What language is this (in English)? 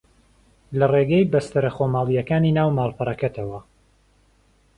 Central Kurdish